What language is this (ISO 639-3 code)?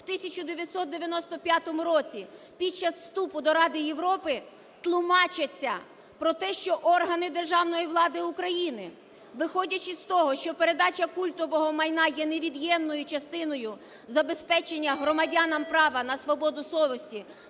ukr